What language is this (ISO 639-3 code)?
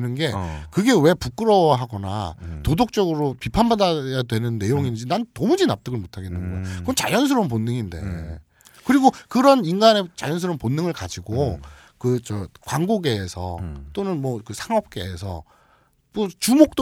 kor